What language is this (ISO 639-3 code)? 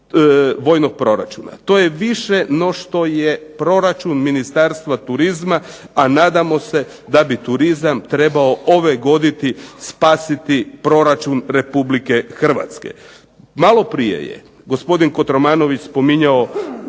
hrv